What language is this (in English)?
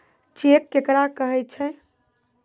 Maithili